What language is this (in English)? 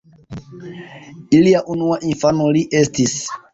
Esperanto